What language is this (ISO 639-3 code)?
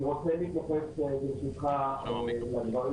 heb